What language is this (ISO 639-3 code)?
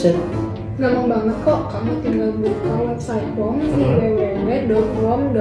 ind